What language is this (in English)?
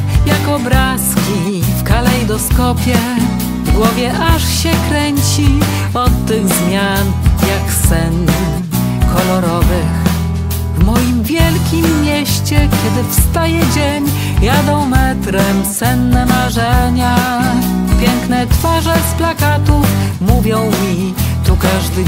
Polish